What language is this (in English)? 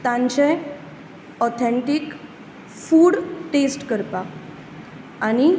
Konkani